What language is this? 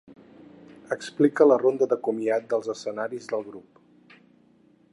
Catalan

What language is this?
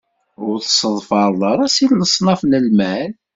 Kabyle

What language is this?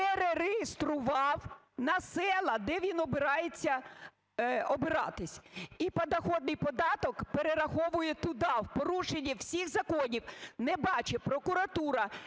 Ukrainian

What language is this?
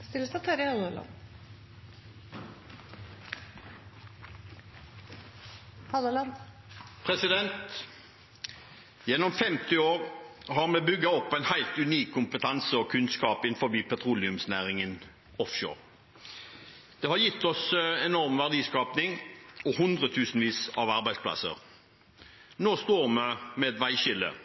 Norwegian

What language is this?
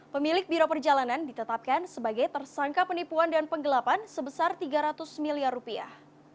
Indonesian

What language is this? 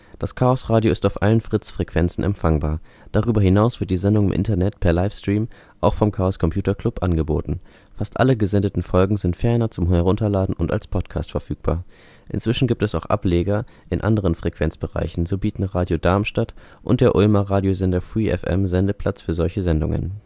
German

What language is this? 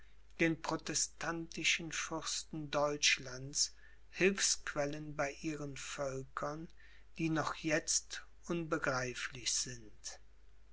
German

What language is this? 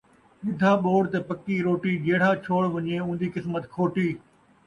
Saraiki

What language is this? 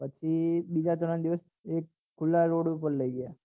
Gujarati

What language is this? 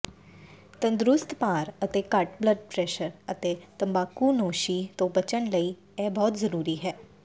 Punjabi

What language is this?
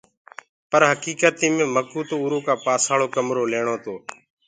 Gurgula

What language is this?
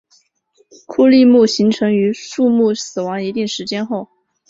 Chinese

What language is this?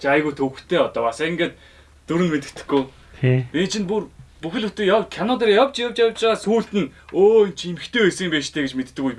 Turkish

